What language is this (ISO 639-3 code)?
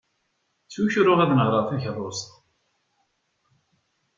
kab